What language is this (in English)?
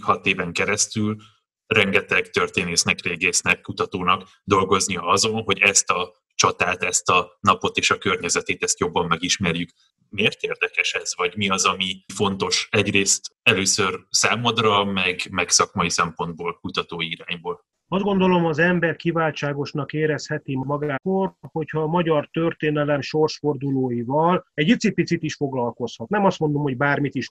Hungarian